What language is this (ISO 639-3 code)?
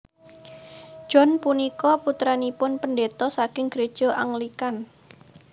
jav